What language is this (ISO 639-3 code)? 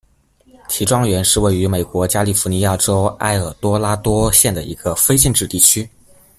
zho